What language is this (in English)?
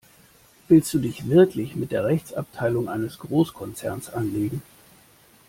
German